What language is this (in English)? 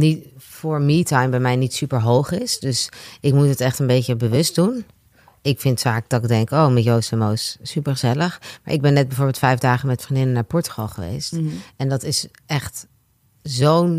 Dutch